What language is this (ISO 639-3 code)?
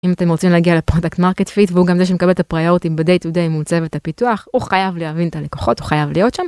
heb